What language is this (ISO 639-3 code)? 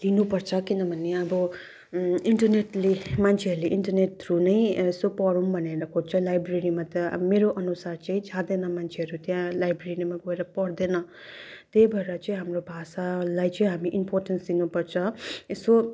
nep